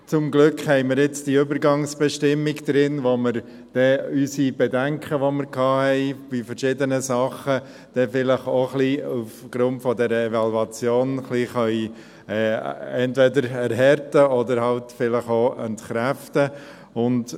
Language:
Swiss German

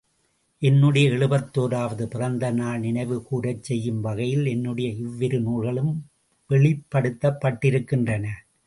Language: Tamil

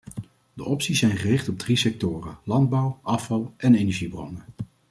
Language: Dutch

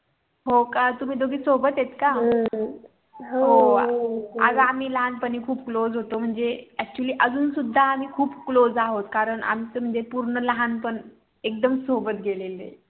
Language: Marathi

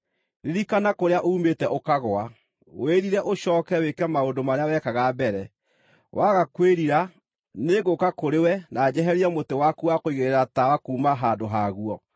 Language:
Kikuyu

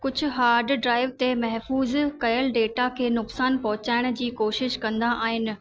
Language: Sindhi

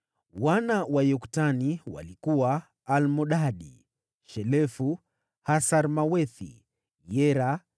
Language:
Swahili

